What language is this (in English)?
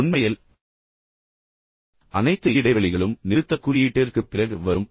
Tamil